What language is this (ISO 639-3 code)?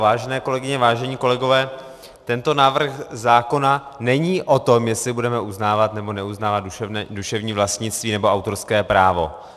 ces